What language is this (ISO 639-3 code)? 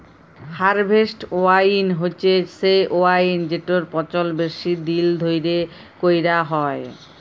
ben